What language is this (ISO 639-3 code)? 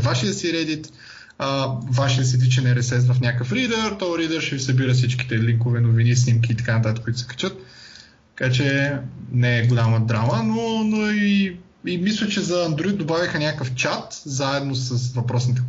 bul